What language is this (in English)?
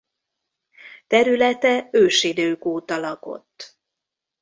Hungarian